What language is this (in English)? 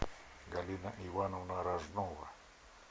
Russian